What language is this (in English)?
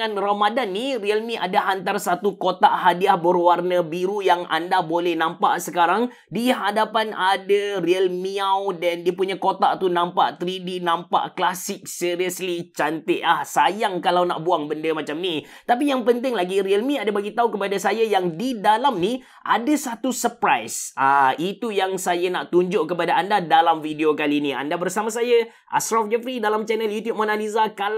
Malay